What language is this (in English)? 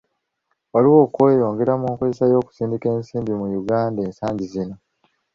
Ganda